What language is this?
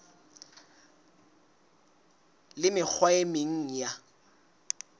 Southern Sotho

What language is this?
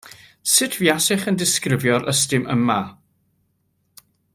Welsh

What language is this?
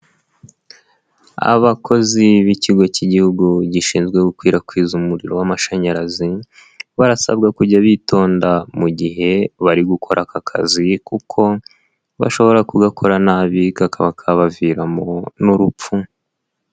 Kinyarwanda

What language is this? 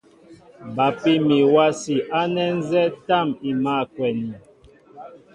Mbo (Cameroon)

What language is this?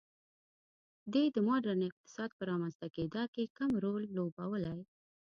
Pashto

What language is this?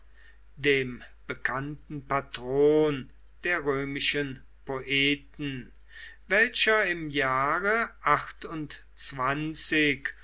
German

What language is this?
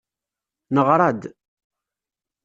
Kabyle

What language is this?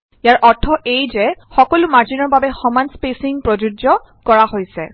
Assamese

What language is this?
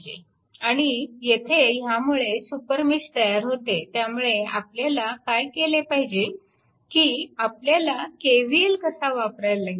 Marathi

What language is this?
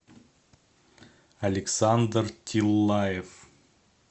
Russian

